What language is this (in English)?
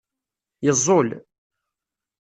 Kabyle